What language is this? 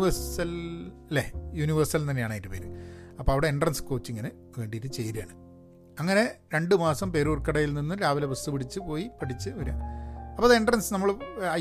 Malayalam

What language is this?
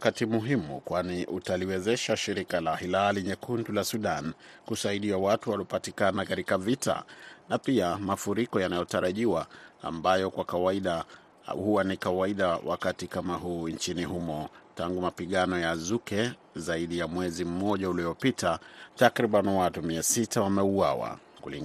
Swahili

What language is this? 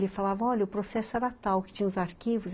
Portuguese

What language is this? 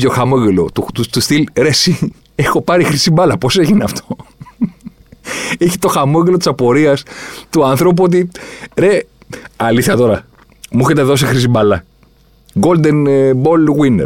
Greek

